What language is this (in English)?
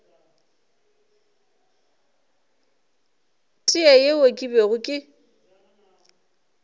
Northern Sotho